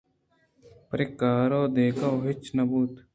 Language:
Eastern Balochi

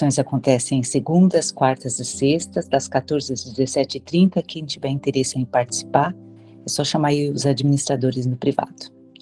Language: Portuguese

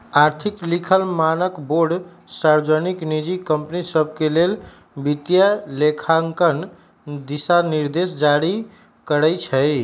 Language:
Magahi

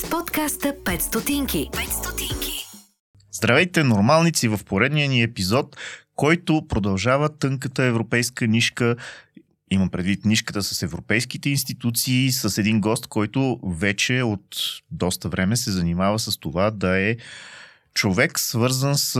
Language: Bulgarian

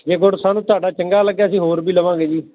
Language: Punjabi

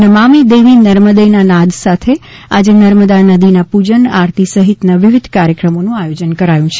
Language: Gujarati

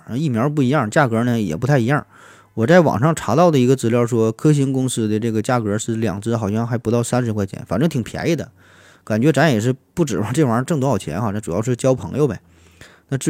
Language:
Chinese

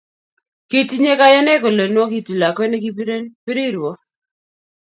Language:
Kalenjin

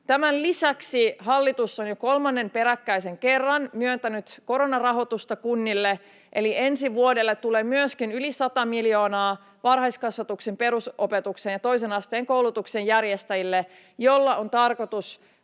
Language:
Finnish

